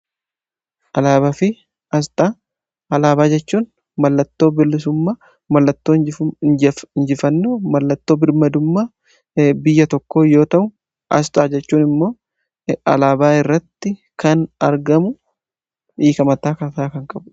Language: Oromo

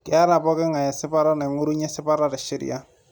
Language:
Masai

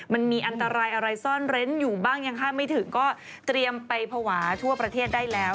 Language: Thai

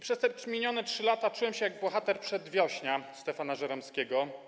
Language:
Polish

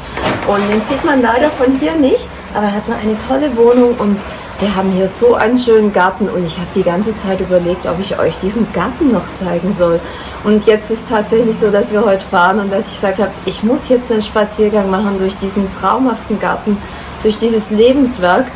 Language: German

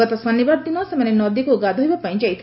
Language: Odia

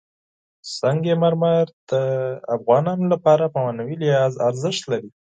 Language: Pashto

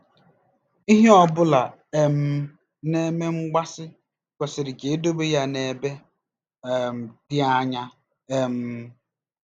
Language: Igbo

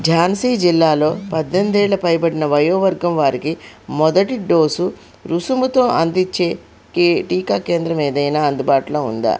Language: Telugu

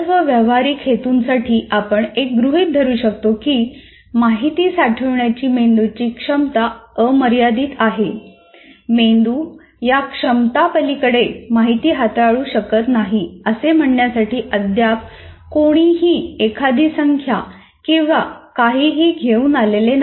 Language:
Marathi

